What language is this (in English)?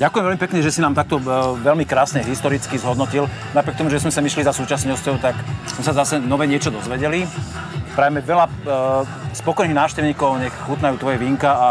Slovak